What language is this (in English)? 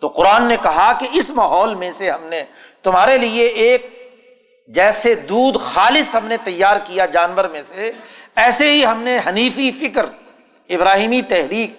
Urdu